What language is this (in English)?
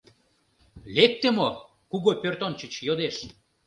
Mari